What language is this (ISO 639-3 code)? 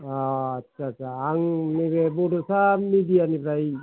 brx